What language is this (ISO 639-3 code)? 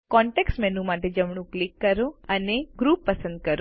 guj